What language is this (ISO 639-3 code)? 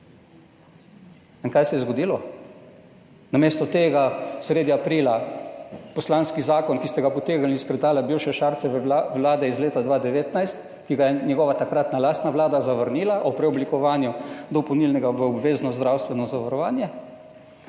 slv